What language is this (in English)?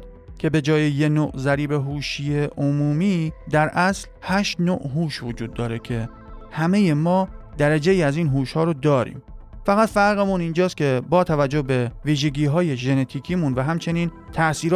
Persian